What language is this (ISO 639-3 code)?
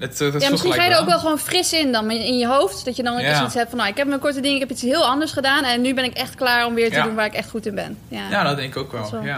nld